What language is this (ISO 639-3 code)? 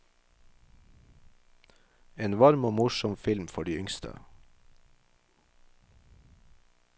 nor